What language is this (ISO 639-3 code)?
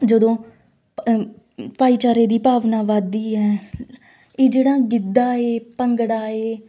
pan